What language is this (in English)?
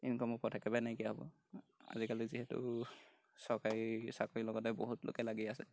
Assamese